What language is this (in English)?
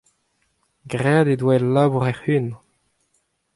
Breton